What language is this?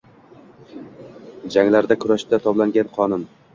Uzbek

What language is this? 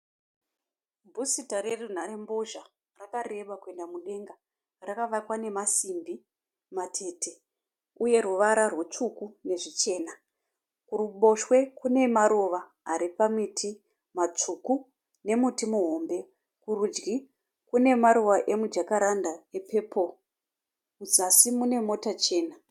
Shona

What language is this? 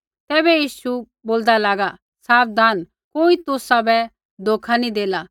Kullu Pahari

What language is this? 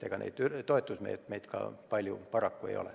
Estonian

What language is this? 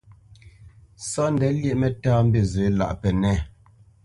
Bamenyam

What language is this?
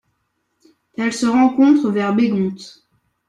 French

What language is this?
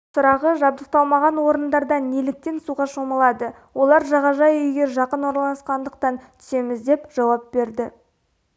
Kazakh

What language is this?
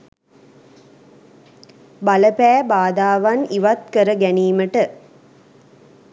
Sinhala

